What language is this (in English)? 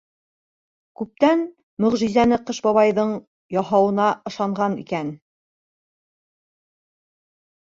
Bashkir